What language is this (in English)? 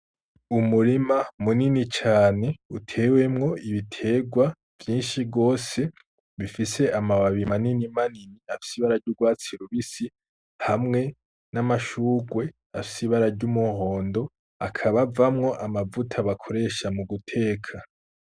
Rundi